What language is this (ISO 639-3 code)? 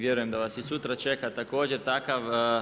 hrv